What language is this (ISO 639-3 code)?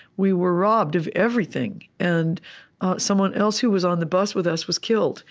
eng